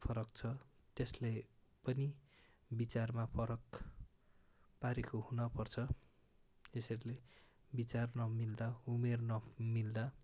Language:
Nepali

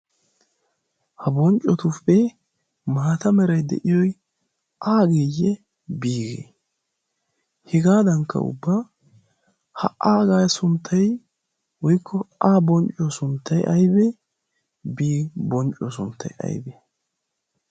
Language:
Wolaytta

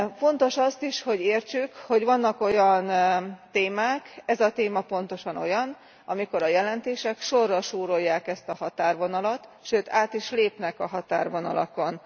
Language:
Hungarian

